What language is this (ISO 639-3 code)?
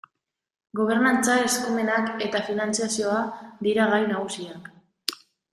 eus